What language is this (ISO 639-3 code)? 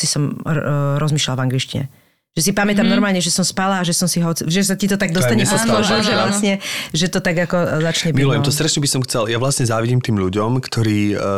slk